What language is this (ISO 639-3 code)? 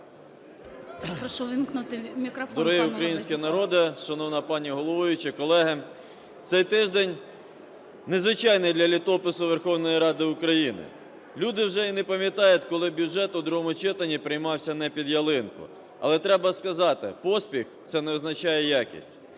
ukr